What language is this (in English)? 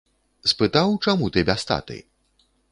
Belarusian